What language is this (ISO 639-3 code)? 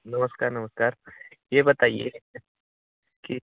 hin